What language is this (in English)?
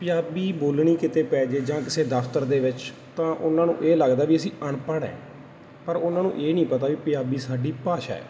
Punjabi